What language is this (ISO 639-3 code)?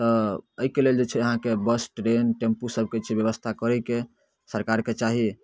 mai